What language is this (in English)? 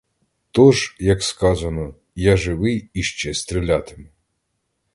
Ukrainian